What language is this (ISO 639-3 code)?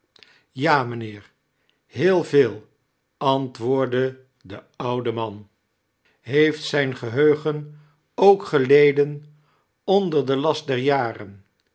nld